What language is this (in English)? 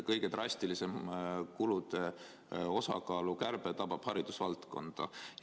Estonian